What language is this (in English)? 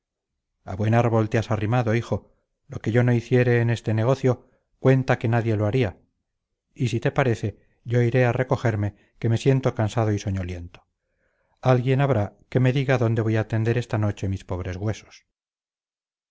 Spanish